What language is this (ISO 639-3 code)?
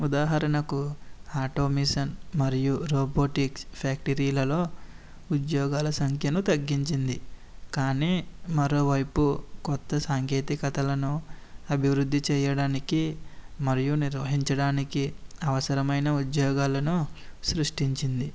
tel